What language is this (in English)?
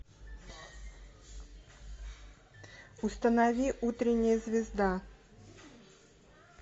Russian